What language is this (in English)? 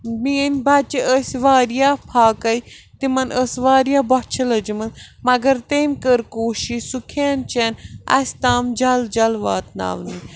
Kashmiri